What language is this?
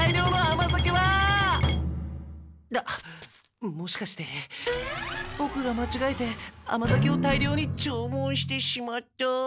Japanese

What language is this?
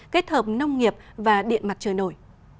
Vietnamese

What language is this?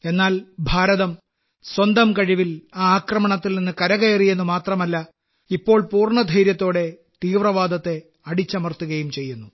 Malayalam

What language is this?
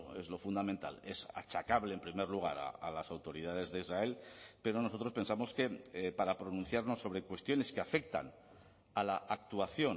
Spanish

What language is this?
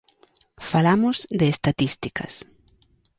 Galician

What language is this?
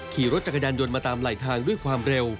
Thai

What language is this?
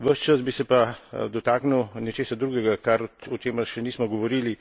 Slovenian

